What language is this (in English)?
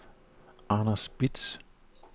Danish